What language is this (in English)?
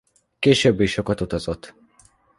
Hungarian